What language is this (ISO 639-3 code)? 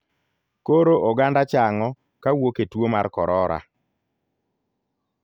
luo